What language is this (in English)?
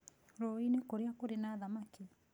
Kikuyu